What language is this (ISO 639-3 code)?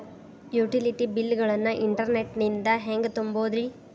kan